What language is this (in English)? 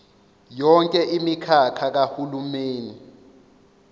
Zulu